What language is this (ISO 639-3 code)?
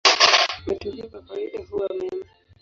swa